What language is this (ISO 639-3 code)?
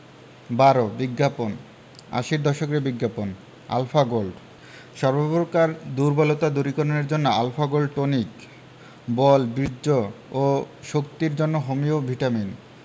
ben